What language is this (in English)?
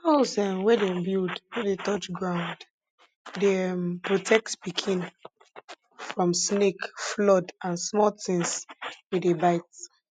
Nigerian Pidgin